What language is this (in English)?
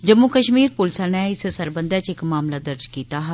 Dogri